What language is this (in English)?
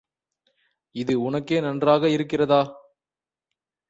Tamil